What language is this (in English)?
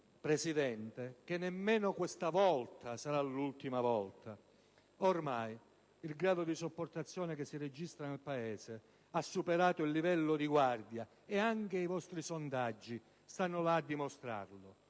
Italian